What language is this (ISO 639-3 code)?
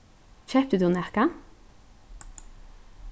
fao